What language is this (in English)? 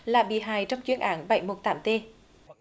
Vietnamese